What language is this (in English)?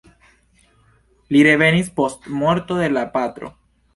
Esperanto